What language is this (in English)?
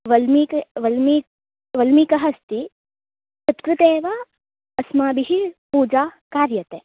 Sanskrit